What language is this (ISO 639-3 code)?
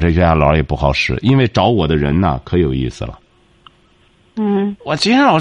zho